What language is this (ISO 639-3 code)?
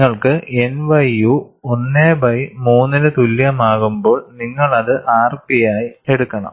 mal